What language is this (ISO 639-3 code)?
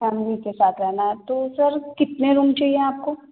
hin